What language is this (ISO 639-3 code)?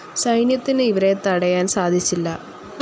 mal